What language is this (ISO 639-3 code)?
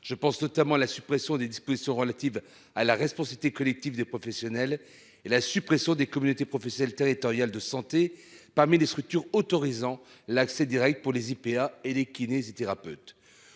fra